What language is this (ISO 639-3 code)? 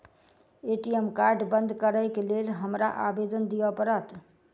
mai